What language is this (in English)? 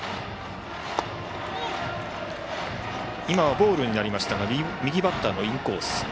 Japanese